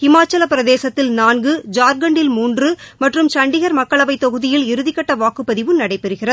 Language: Tamil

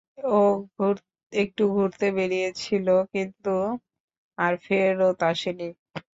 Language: Bangla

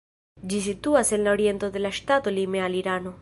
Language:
Esperanto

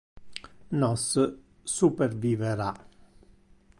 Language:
Interlingua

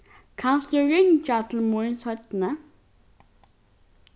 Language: Faroese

